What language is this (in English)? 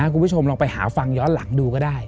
Thai